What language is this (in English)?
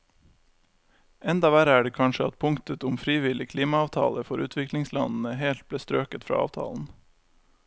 Norwegian